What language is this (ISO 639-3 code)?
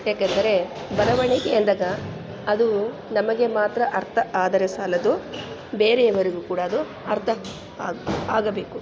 kan